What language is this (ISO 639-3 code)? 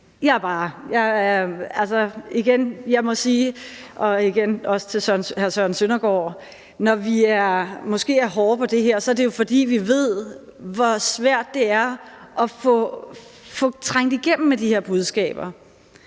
dan